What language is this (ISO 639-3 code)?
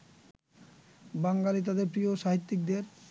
ben